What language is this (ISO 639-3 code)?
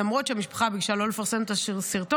heb